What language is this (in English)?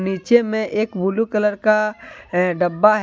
Hindi